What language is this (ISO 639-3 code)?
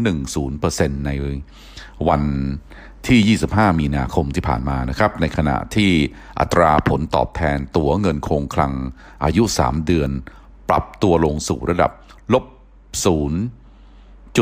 tha